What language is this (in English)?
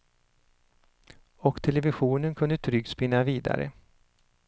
Swedish